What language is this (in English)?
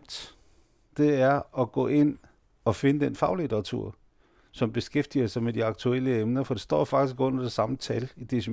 Danish